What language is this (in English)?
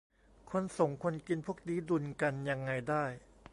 Thai